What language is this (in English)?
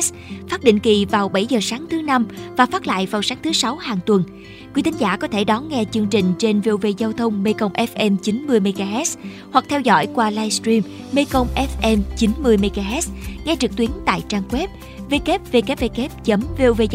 Vietnamese